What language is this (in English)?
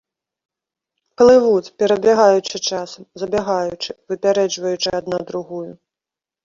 Belarusian